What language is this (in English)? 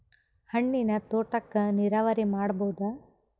Kannada